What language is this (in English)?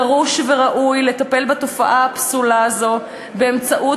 Hebrew